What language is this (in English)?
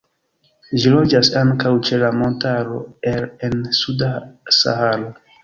Esperanto